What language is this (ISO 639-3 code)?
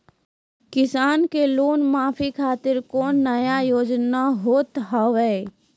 mai